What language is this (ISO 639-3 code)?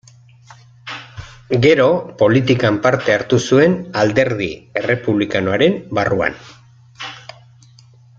eus